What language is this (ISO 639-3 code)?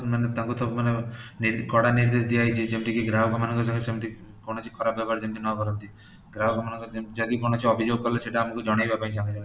ori